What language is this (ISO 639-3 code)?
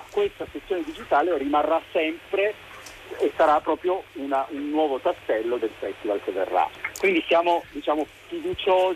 ita